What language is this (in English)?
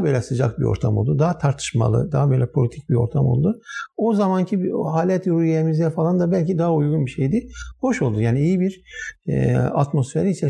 Turkish